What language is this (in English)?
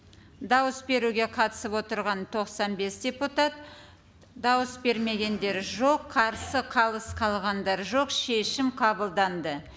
Kazakh